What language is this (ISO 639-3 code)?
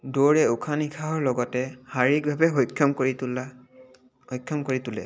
asm